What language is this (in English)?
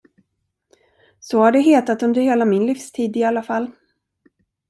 Swedish